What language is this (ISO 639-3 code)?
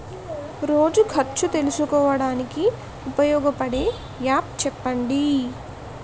tel